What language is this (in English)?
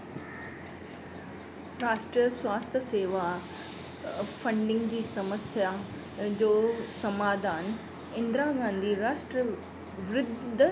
Sindhi